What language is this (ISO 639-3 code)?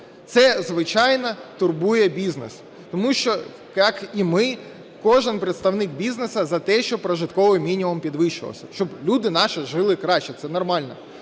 ukr